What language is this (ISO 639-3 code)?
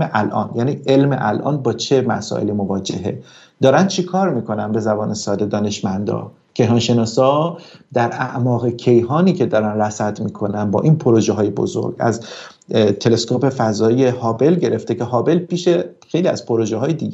fas